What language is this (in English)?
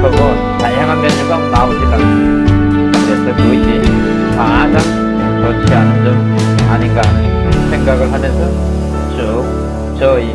Korean